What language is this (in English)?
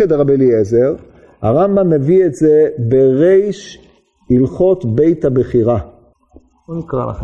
Hebrew